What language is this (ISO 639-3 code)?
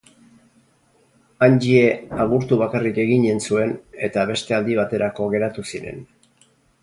eus